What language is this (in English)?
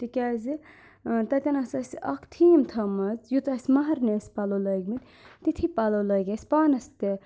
Kashmiri